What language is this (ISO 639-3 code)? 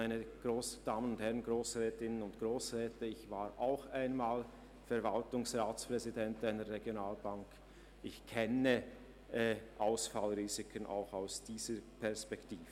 gsw